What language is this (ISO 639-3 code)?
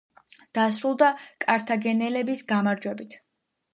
kat